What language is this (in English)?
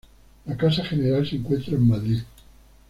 Spanish